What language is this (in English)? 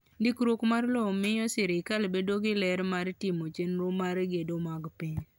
Luo (Kenya and Tanzania)